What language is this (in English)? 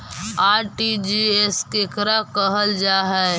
Magahi